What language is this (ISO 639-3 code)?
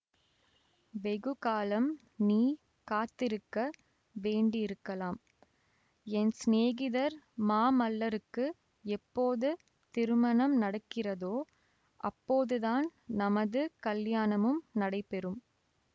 tam